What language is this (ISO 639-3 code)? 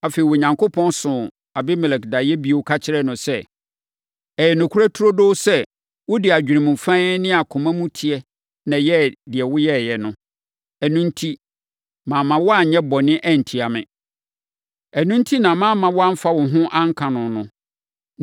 aka